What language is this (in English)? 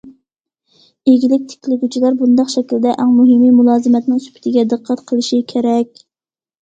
Uyghur